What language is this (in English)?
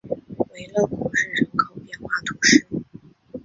Chinese